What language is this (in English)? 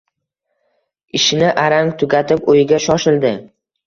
Uzbek